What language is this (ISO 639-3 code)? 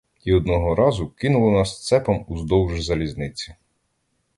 ukr